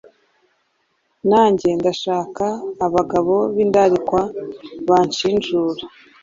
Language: Kinyarwanda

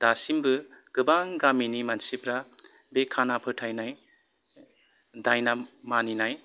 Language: Bodo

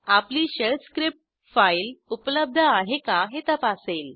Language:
Marathi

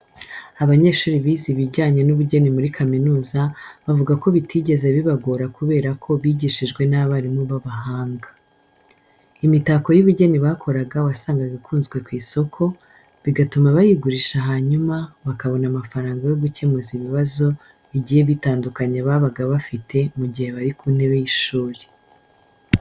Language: Kinyarwanda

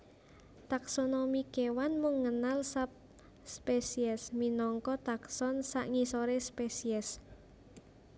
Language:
Javanese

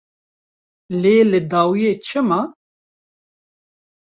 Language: Kurdish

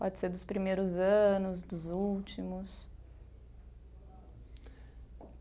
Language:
Portuguese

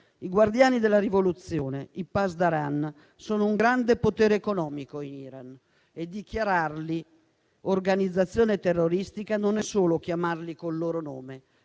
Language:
Italian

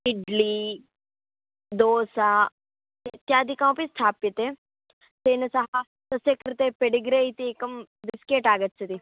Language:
Sanskrit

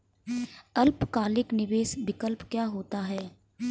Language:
Hindi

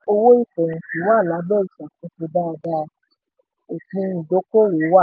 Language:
Yoruba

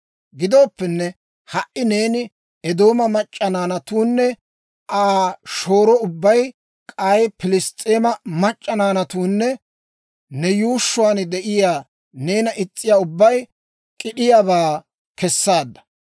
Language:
Dawro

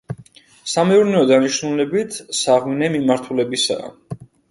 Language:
Georgian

